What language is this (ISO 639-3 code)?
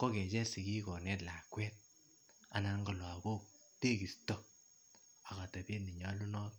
kln